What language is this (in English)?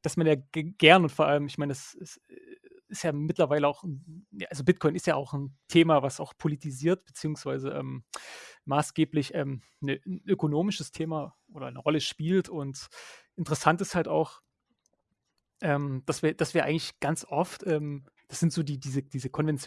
German